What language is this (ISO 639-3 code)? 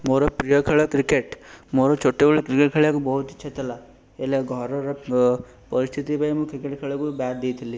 ori